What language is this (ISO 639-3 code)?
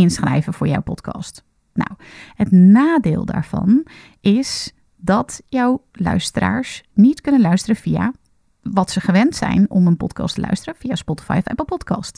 nld